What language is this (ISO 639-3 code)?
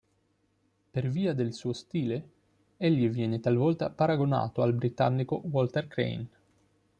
ita